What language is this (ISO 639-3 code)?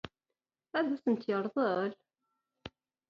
kab